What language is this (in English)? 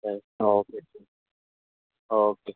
Urdu